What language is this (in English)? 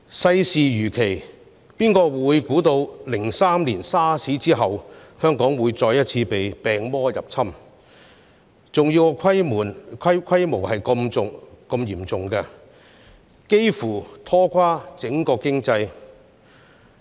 Cantonese